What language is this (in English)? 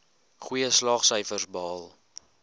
Afrikaans